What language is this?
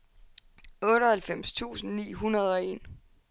Danish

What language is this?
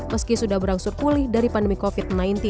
Indonesian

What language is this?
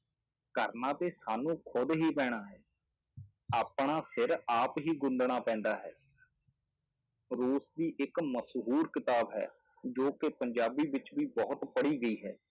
Punjabi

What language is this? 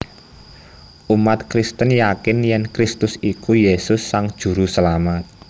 Javanese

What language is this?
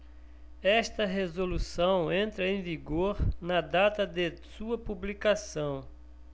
Portuguese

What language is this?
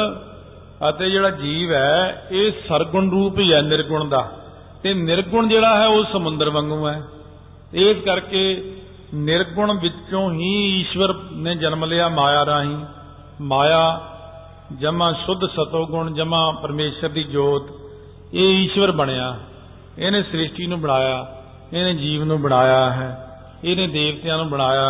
Punjabi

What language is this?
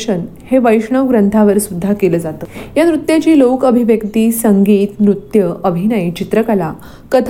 Marathi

